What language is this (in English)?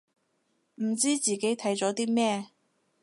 Cantonese